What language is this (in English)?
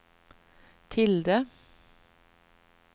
Swedish